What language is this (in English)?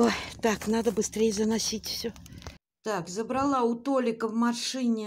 Russian